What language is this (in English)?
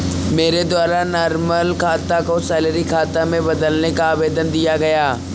Hindi